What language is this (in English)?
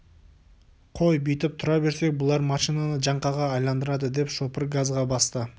Kazakh